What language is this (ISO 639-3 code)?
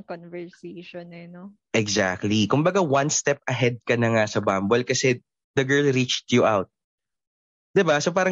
fil